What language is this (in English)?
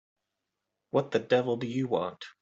English